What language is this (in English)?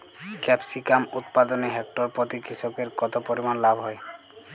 Bangla